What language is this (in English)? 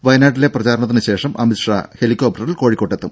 Malayalam